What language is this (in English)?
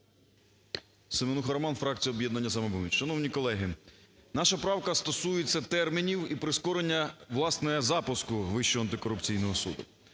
Ukrainian